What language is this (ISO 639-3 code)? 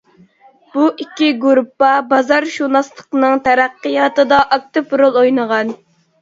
uig